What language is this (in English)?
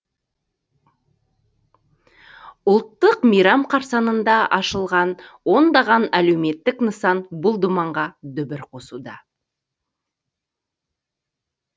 Kazakh